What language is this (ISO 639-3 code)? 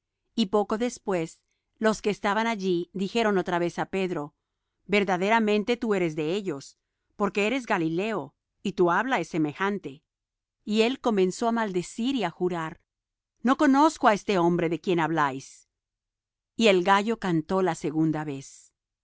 spa